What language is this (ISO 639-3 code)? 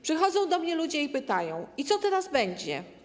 pol